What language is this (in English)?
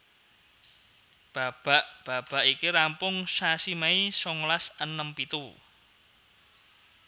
Javanese